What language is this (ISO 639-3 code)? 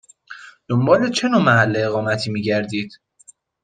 fas